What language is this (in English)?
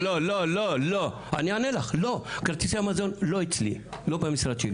Hebrew